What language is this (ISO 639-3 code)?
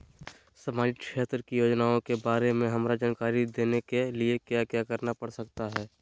mag